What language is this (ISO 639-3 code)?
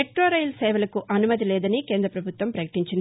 tel